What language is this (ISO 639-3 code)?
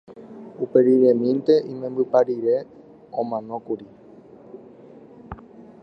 grn